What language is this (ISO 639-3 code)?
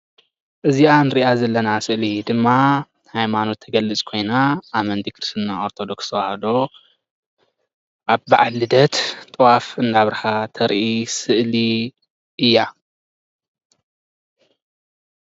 tir